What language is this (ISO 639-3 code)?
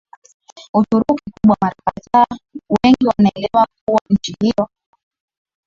swa